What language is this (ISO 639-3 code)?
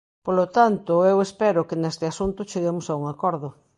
glg